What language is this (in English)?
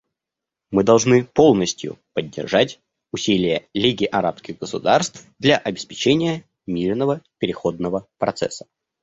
Russian